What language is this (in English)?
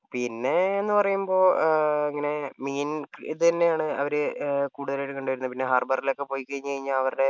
Malayalam